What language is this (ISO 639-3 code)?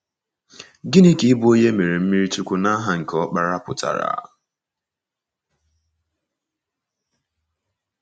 ibo